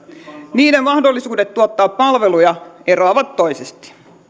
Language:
Finnish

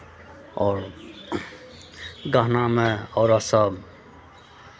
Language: Maithili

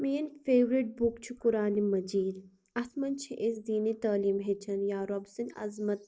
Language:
Kashmiri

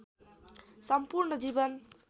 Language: Nepali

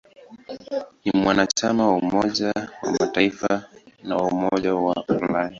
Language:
Swahili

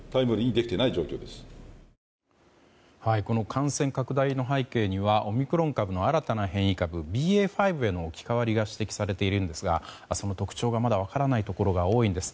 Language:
Japanese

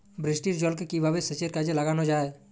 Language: Bangla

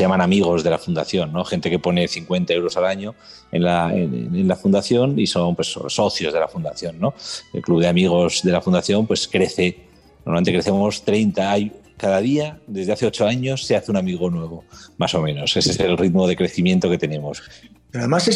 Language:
Spanish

